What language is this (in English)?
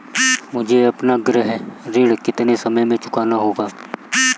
Hindi